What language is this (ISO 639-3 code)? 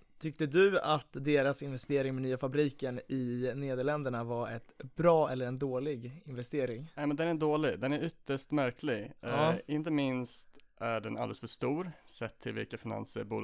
swe